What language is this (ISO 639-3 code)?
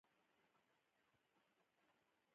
pus